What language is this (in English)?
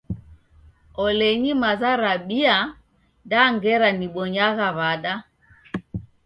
Taita